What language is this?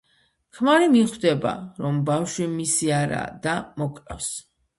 Georgian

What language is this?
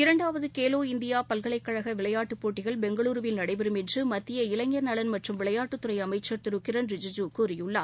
Tamil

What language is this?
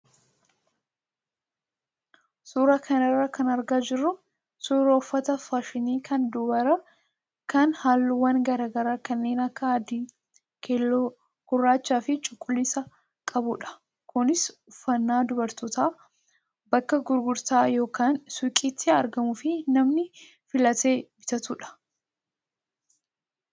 Oromo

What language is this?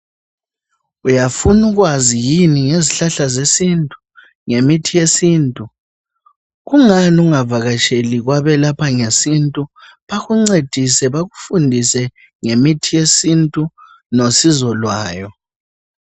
North Ndebele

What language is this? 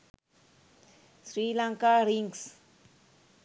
Sinhala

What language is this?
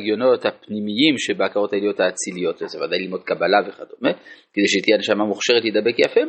Hebrew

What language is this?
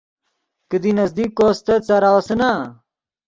Yidgha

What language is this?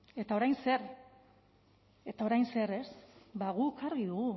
Basque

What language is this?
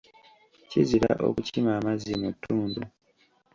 Ganda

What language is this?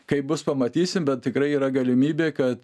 Lithuanian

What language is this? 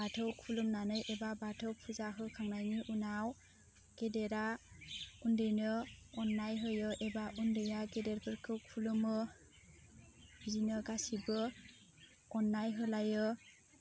Bodo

